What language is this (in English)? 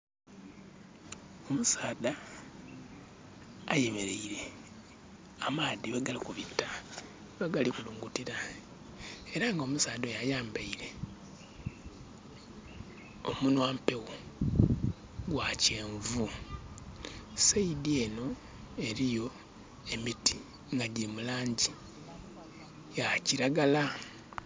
Soga